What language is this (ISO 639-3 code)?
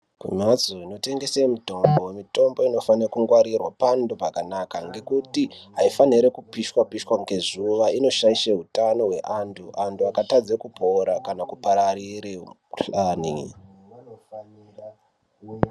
ndc